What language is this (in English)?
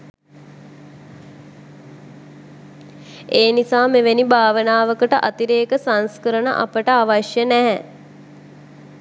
Sinhala